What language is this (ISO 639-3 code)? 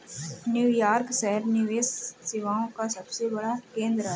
hin